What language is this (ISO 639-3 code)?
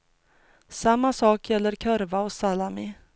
swe